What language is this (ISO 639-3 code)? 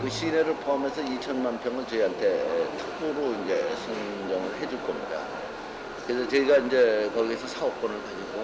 kor